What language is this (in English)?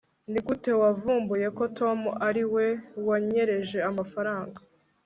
Kinyarwanda